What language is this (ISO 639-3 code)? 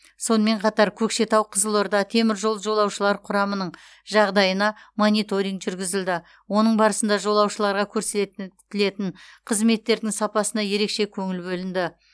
kaz